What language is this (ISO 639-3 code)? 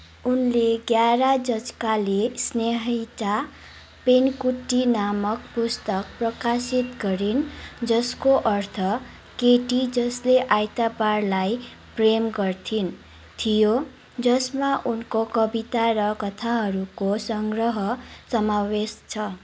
nep